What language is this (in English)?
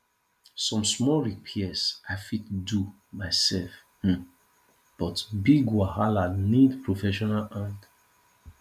Nigerian Pidgin